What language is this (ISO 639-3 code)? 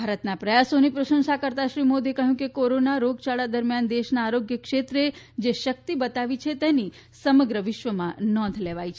guj